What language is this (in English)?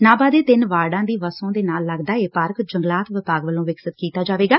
Punjabi